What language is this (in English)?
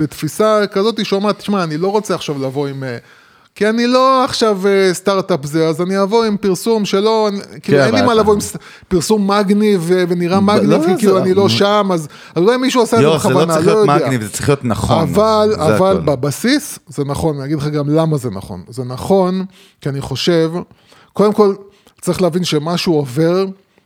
Hebrew